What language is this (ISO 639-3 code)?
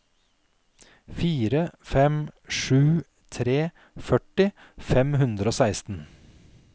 nor